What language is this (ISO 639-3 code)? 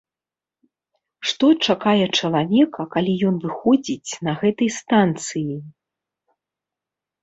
bel